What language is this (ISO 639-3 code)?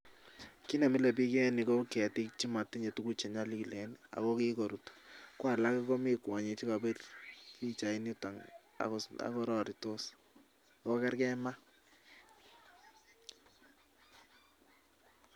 kln